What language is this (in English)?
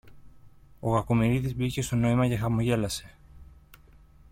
Greek